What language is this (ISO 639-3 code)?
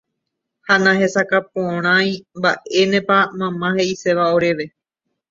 grn